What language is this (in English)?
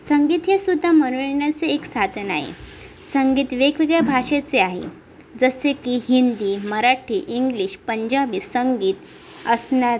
Marathi